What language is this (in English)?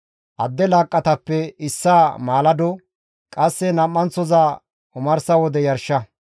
Gamo